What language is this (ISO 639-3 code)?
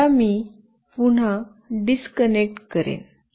mar